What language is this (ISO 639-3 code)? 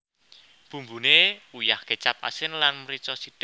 jav